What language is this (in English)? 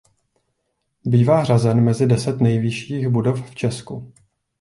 Czech